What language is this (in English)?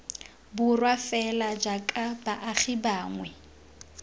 Tswana